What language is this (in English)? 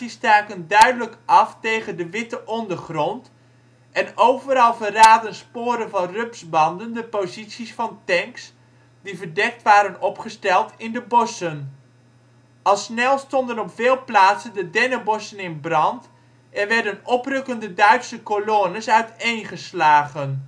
Dutch